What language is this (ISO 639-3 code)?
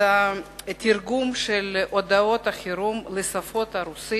heb